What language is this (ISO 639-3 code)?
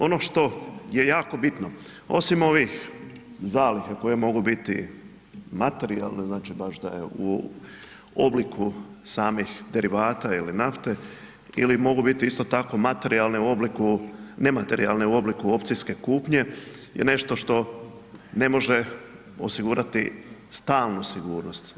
hrv